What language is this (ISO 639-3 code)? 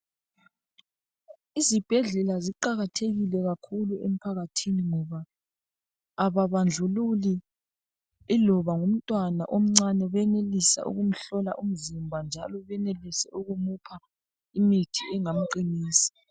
nde